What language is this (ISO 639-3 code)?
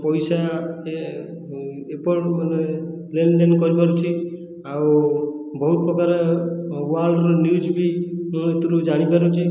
ori